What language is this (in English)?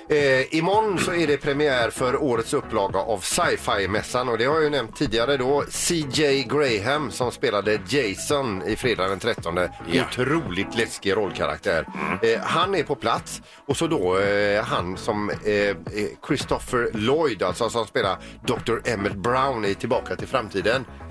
Swedish